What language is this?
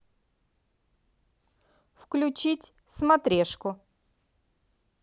Russian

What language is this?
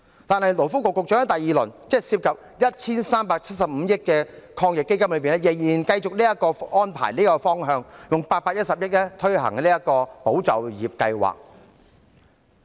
Cantonese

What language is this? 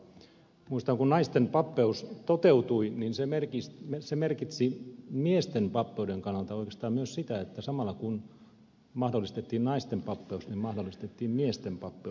Finnish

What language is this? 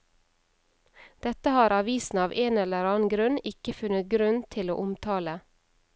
Norwegian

